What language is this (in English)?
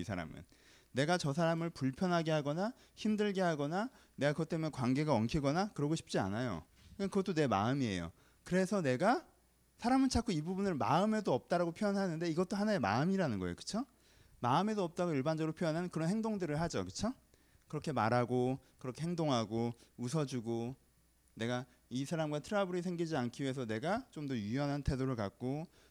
Korean